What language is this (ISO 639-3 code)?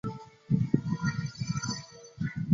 zho